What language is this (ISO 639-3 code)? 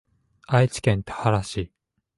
jpn